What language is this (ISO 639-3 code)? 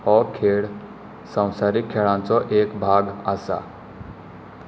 kok